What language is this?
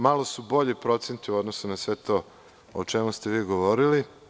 Serbian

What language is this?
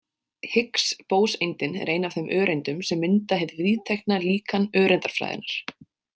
Icelandic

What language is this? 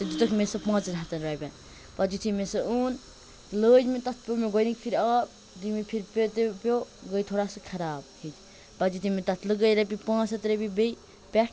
Kashmiri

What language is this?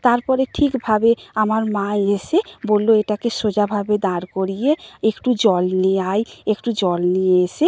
Bangla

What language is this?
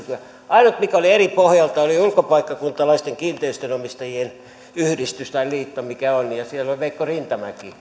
Finnish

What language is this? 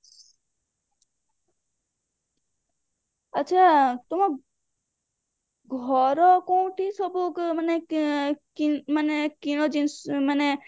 Odia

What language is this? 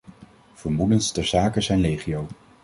Dutch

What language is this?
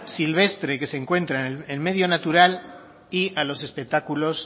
Spanish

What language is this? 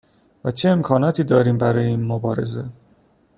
Persian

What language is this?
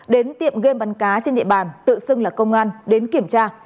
Vietnamese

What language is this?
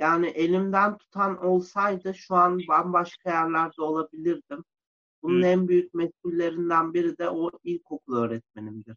Turkish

